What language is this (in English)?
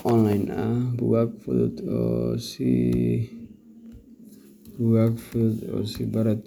Somali